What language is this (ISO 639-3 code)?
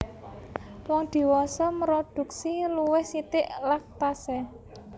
jav